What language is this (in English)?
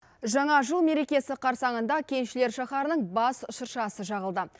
Kazakh